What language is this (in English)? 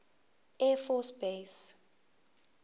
Zulu